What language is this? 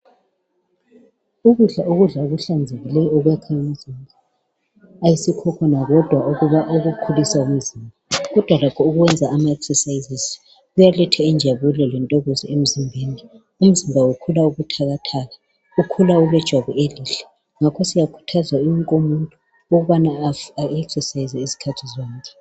North Ndebele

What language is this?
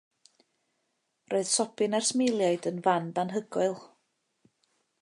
Welsh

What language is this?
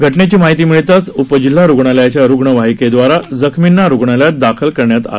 Marathi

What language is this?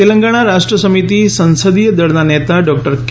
Gujarati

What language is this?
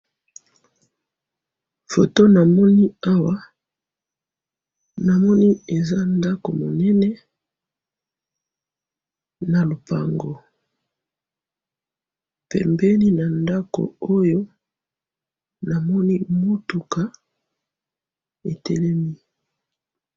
Lingala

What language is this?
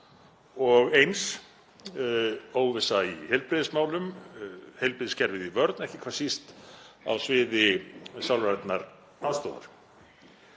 Icelandic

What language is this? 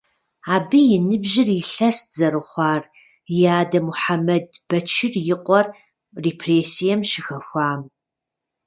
Kabardian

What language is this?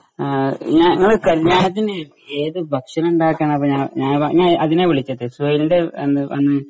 Malayalam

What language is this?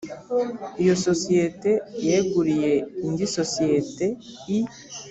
Kinyarwanda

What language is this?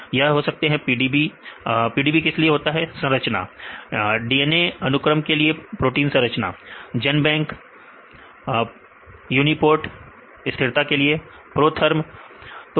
Hindi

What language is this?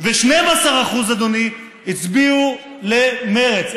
Hebrew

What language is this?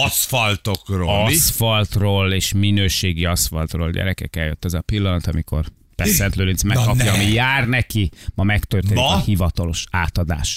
Hungarian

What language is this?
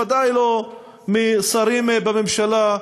Hebrew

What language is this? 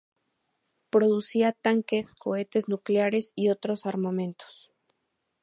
Spanish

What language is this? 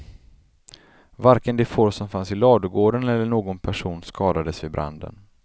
Swedish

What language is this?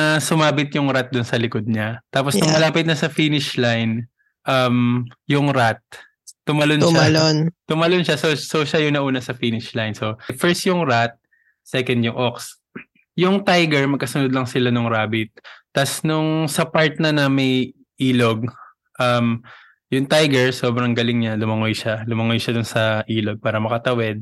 Filipino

